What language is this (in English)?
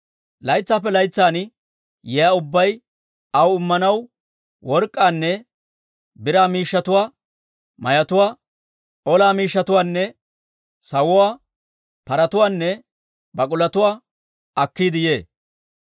Dawro